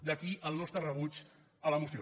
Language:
Catalan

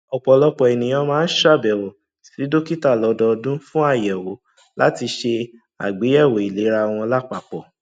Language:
Yoruba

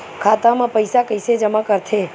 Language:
Chhattisgarhi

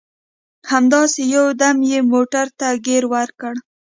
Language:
Pashto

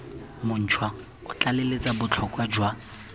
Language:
Tswana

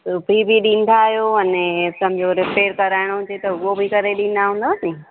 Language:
Sindhi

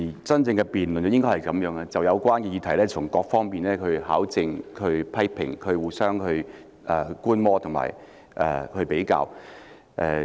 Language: Cantonese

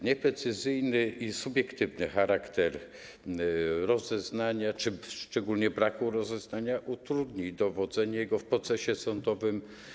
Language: Polish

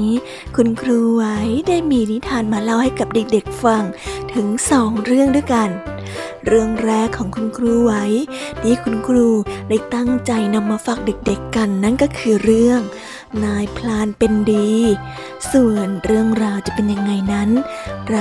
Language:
Thai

